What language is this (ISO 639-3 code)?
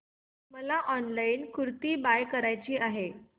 mar